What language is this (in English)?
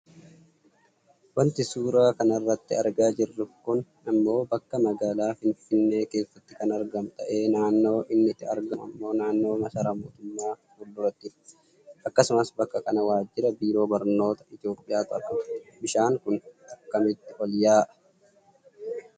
Oromo